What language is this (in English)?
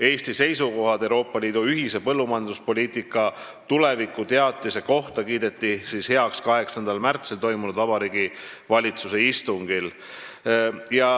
Estonian